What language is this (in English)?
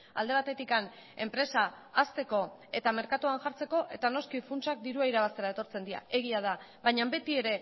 Basque